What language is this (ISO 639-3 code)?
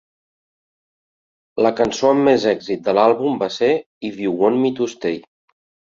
cat